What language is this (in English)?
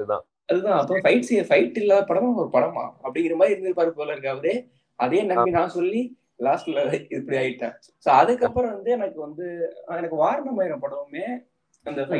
Tamil